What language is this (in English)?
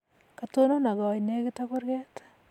Kalenjin